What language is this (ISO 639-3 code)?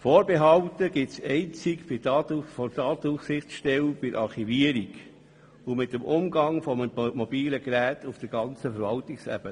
gsw